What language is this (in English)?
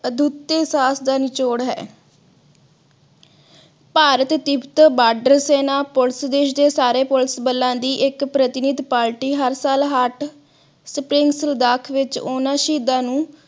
Punjabi